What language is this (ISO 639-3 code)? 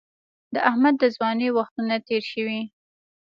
pus